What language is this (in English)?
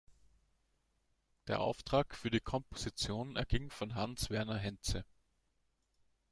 German